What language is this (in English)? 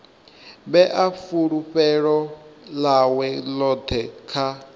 Venda